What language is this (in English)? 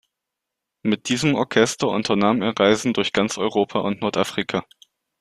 German